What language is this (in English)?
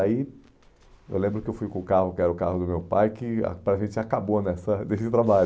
Portuguese